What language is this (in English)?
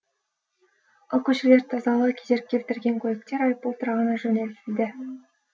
Kazakh